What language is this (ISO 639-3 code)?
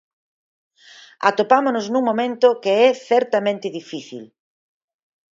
glg